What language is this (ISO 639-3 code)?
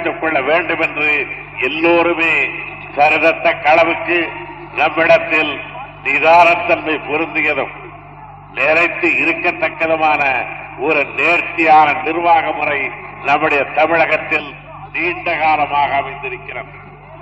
tam